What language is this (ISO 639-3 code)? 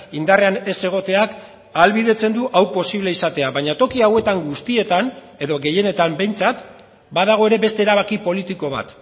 eus